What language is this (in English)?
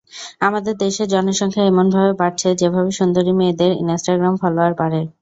Bangla